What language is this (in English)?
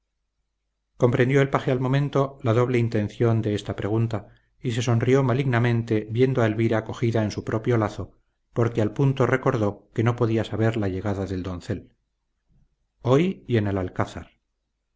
Spanish